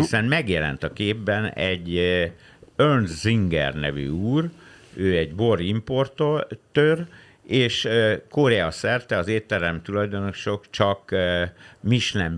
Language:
Hungarian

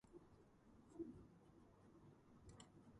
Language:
Georgian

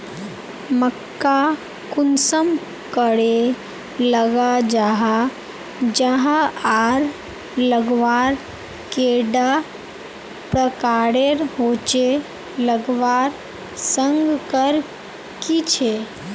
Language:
Magahi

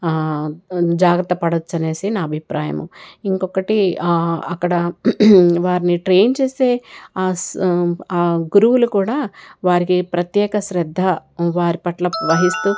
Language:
Telugu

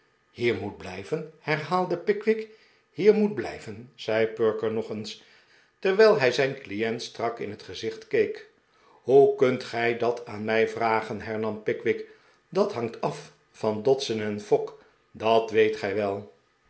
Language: Dutch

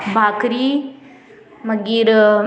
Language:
Konkani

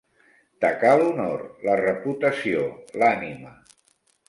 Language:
Catalan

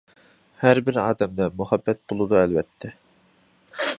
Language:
Uyghur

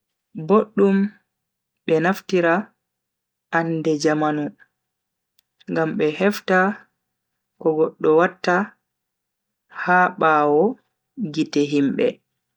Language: Bagirmi Fulfulde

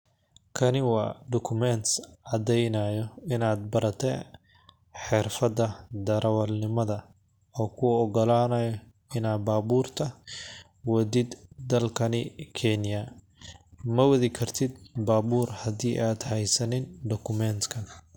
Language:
Somali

